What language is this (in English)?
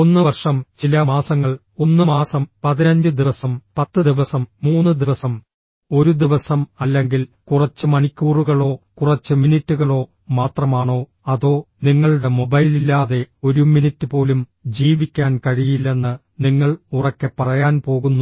Malayalam